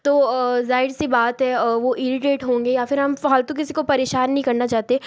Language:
Hindi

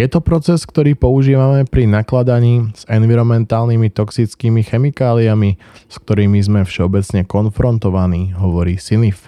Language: Slovak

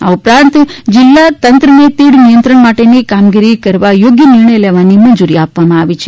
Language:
Gujarati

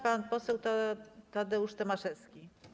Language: Polish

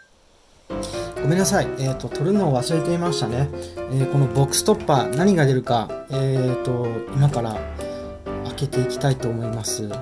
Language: Japanese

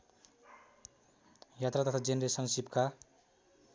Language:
Nepali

